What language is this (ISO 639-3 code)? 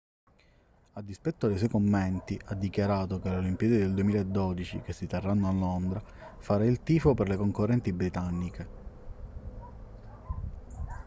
ita